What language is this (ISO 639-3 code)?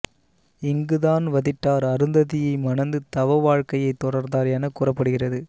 tam